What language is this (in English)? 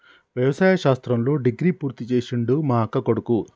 Telugu